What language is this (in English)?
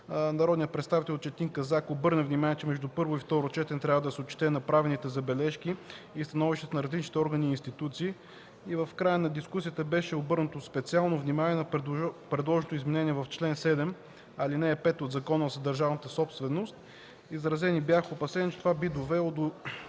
Bulgarian